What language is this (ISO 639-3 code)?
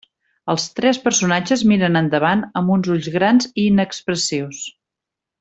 cat